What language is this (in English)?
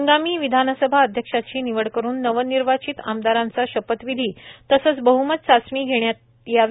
Marathi